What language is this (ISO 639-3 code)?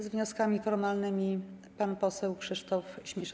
pol